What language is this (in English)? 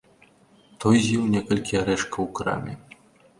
Belarusian